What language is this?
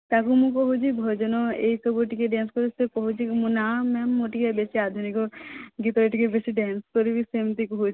Odia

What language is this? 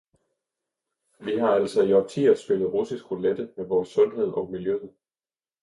Danish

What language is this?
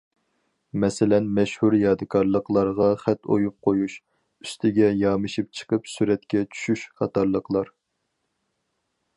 Uyghur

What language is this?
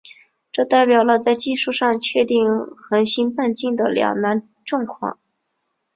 Chinese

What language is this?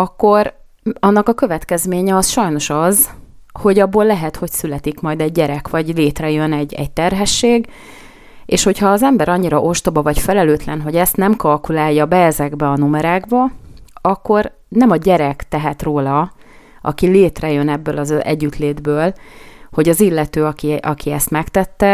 Hungarian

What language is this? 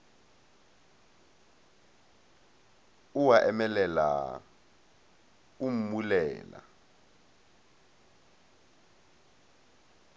Northern Sotho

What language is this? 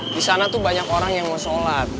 Indonesian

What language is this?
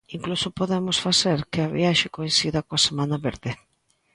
Galician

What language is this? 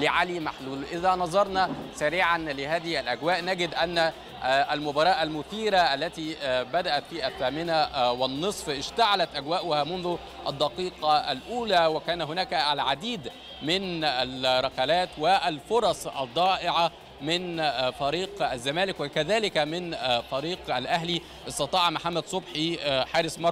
Arabic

